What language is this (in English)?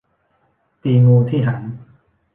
Thai